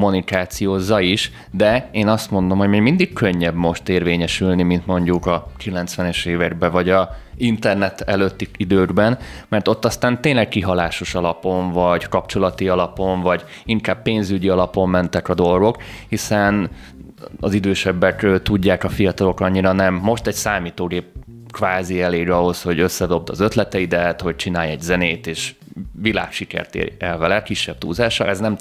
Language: Hungarian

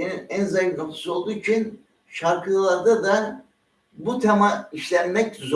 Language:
Turkish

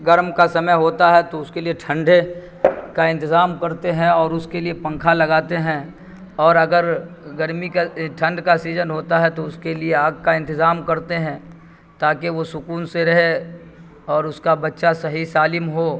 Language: Urdu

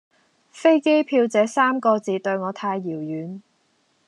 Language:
Cantonese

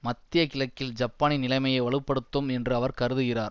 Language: Tamil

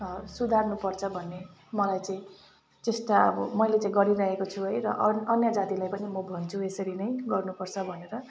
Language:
Nepali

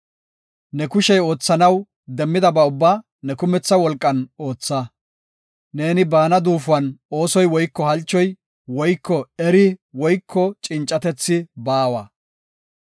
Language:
Gofa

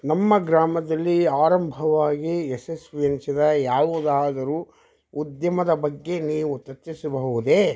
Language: Kannada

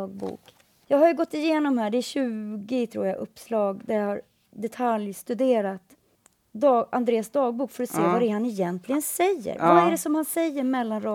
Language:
Swedish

